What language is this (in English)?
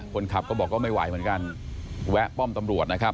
Thai